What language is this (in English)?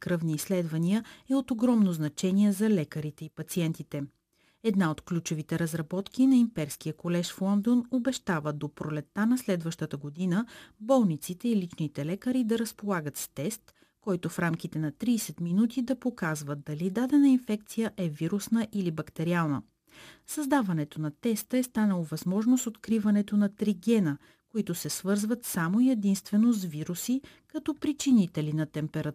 Bulgarian